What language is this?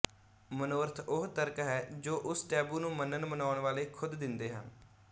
Punjabi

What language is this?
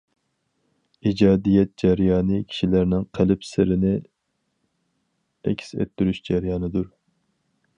Uyghur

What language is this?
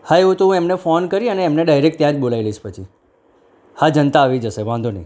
Gujarati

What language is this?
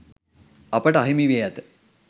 Sinhala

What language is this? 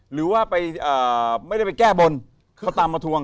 Thai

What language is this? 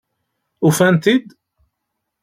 Kabyle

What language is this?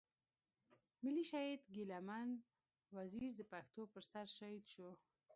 Pashto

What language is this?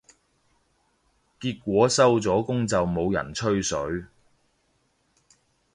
Cantonese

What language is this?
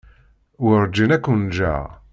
Kabyle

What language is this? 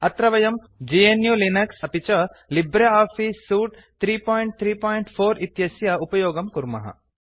Sanskrit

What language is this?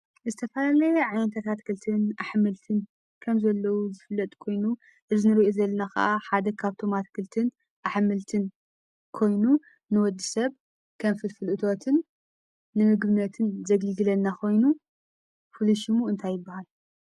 Tigrinya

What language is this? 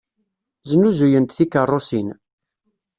Kabyle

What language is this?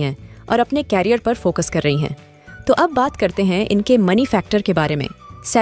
Hindi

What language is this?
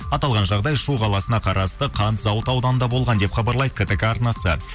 Kazakh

